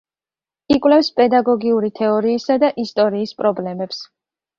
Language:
Georgian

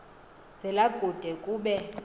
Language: Xhosa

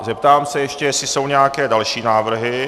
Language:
Czech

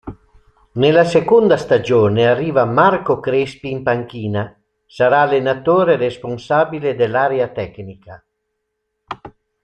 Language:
Italian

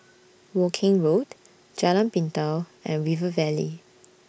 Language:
English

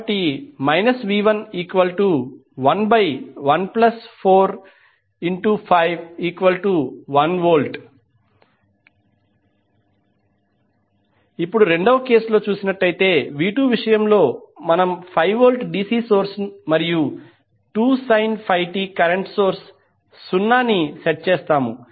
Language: Telugu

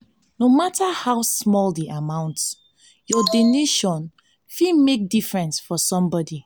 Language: Nigerian Pidgin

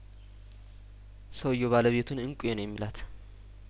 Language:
Amharic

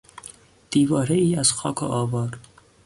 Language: Persian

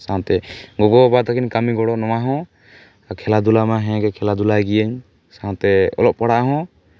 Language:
Santali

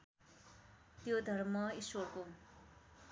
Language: Nepali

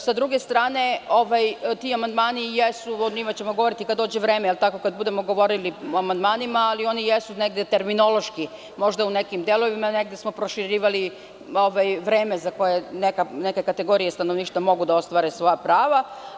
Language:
Serbian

